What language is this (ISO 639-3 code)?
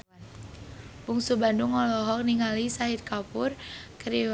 sun